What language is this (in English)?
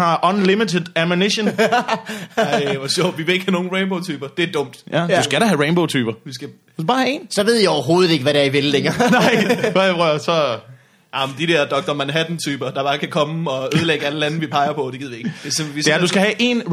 Danish